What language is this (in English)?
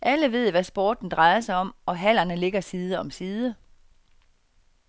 Danish